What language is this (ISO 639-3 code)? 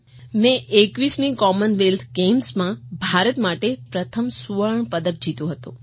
guj